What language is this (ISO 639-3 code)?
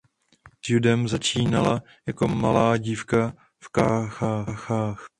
ces